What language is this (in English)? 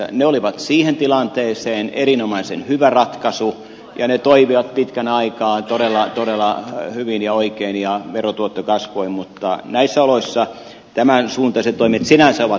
Finnish